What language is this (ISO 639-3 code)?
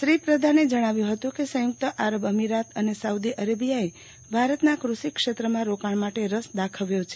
guj